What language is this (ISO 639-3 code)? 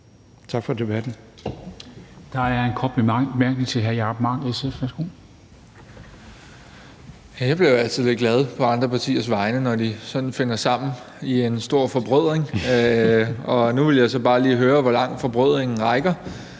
dan